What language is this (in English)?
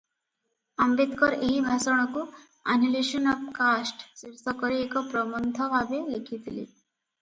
Odia